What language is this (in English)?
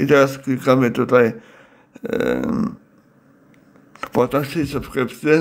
Polish